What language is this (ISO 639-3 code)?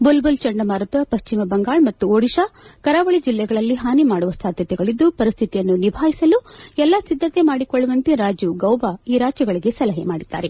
kan